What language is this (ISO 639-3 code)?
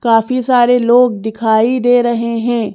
hin